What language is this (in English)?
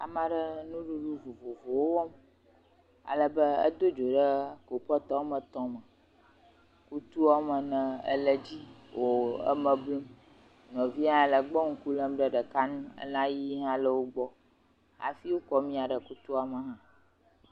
Ewe